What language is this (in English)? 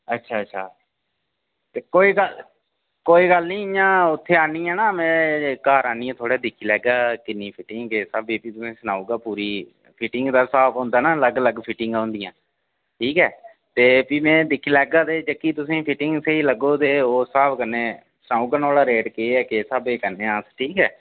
Dogri